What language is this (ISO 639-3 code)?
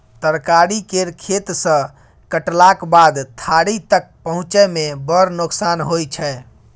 mai